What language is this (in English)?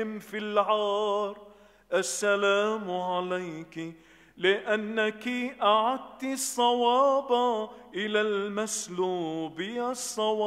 Arabic